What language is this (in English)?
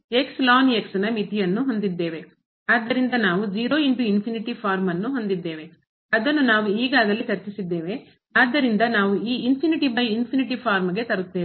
Kannada